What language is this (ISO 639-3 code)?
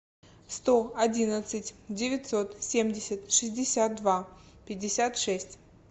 rus